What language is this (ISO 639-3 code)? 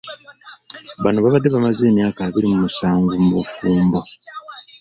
lug